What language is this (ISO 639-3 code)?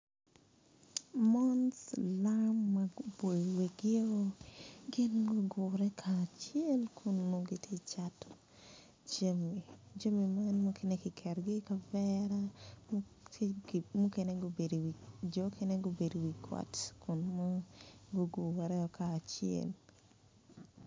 ach